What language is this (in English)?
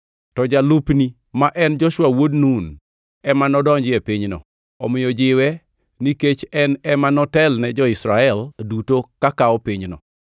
Luo (Kenya and Tanzania)